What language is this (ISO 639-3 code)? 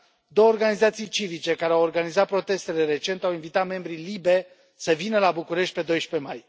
ron